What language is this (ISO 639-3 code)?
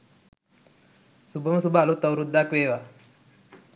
sin